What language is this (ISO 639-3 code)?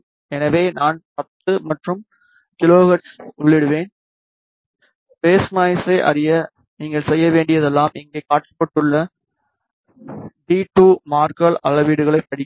tam